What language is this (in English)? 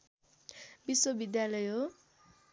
Nepali